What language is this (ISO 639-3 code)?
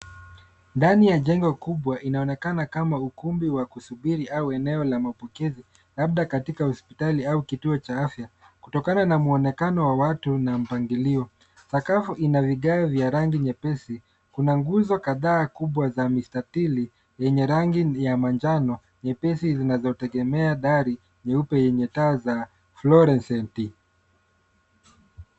swa